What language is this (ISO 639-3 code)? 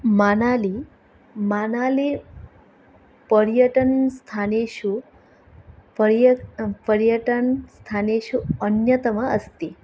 san